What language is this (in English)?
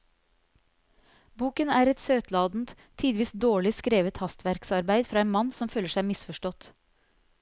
Norwegian